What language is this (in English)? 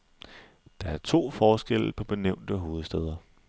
Danish